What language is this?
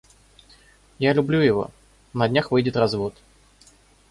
Russian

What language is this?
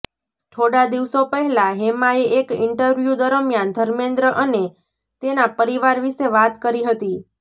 Gujarati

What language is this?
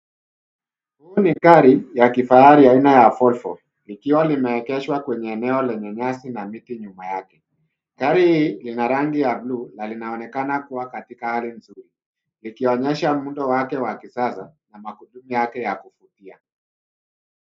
Swahili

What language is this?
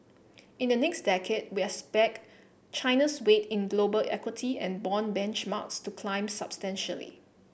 English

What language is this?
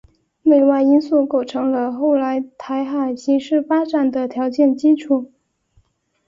Chinese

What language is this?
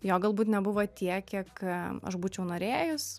Lithuanian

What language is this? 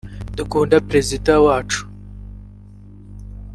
Kinyarwanda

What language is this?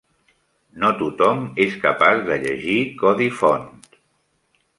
Catalan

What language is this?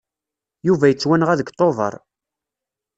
Kabyle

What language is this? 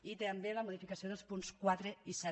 Catalan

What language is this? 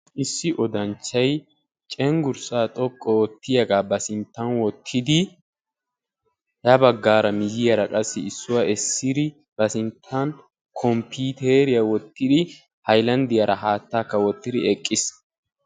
Wolaytta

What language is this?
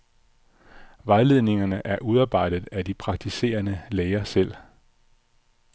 Danish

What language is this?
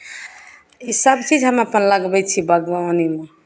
Maithili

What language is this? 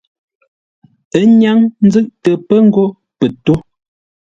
Ngombale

